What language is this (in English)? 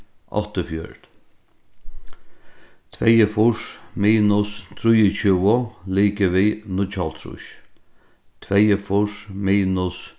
Faroese